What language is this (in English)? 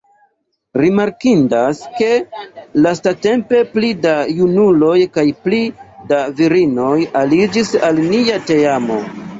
Esperanto